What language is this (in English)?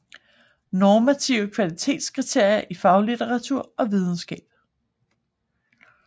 Danish